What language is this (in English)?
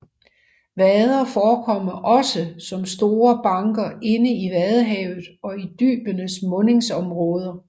Danish